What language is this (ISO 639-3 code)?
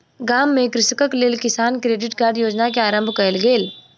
mai